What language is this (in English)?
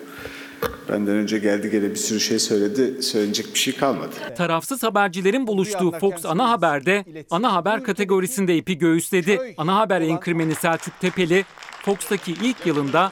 Turkish